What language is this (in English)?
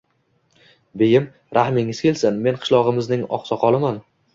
Uzbek